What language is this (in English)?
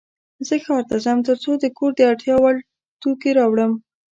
Pashto